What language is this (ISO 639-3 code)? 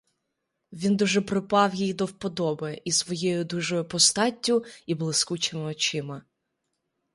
ukr